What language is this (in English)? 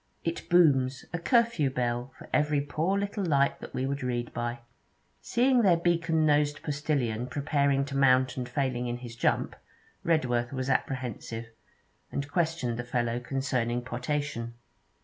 English